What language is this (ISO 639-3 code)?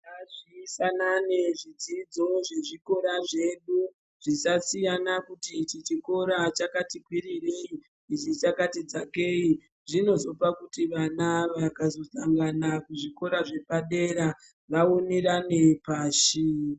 ndc